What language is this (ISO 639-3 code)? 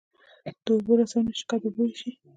pus